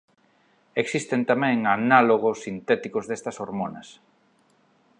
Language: Galician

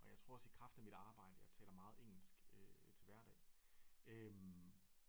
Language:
Danish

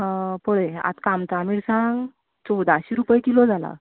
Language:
Konkani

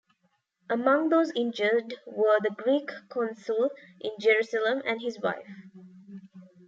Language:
English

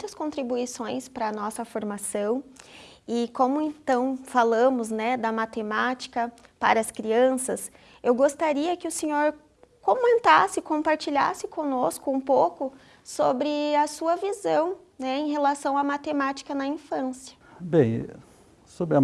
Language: Portuguese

